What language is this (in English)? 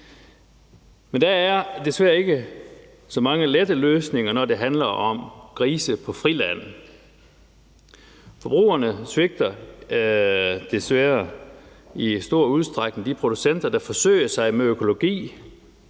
Danish